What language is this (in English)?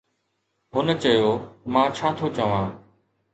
Sindhi